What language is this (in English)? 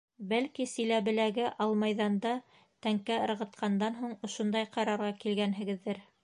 Bashkir